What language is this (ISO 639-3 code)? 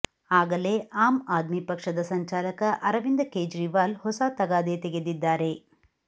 kan